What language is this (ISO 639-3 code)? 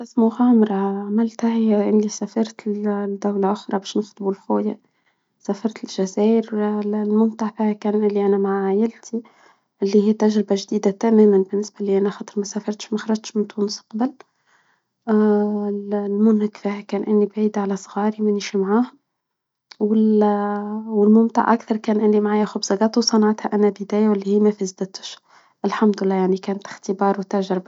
aeb